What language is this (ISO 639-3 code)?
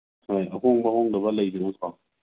mni